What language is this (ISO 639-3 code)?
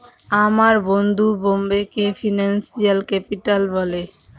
ben